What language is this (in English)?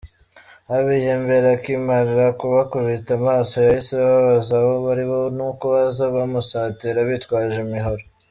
Kinyarwanda